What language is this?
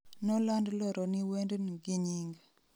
Luo (Kenya and Tanzania)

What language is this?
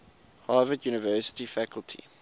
English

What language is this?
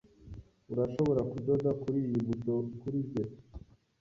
Kinyarwanda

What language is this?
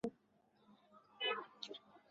Chinese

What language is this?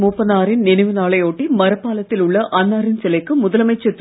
Tamil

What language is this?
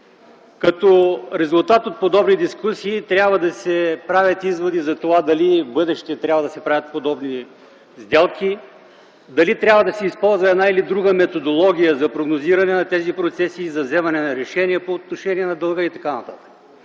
Bulgarian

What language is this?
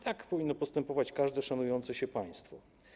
Polish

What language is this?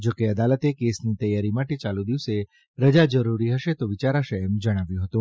Gujarati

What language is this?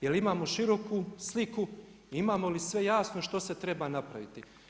Croatian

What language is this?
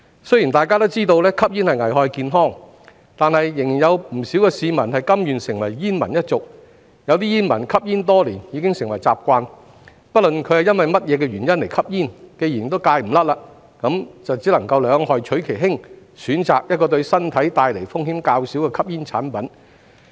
Cantonese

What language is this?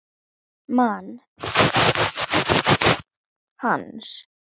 Icelandic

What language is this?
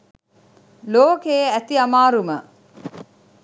Sinhala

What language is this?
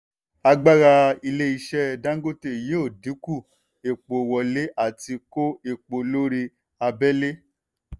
Yoruba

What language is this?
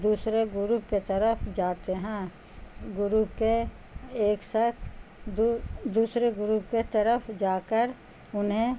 Urdu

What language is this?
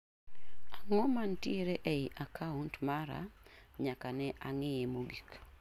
Luo (Kenya and Tanzania)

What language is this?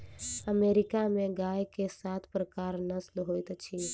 Maithili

